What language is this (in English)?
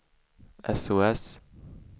Swedish